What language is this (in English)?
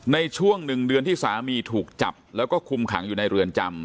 Thai